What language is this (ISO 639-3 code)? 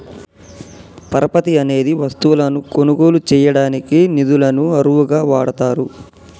tel